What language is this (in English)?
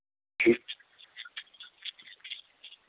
Hindi